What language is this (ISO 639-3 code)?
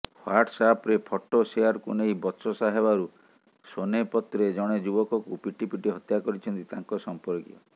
ori